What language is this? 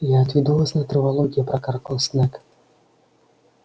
Russian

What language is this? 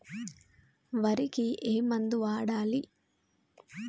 Telugu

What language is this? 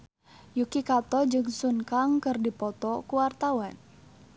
Sundanese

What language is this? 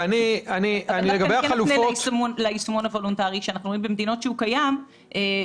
Hebrew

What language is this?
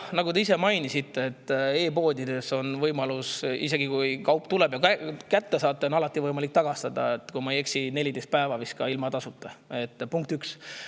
Estonian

